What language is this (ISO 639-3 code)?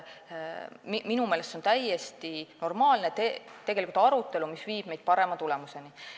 est